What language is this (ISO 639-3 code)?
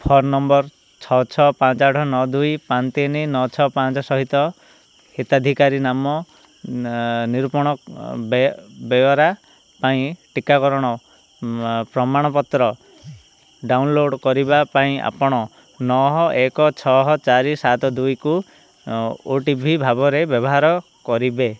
ori